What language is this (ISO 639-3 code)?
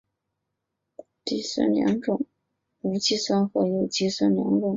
zho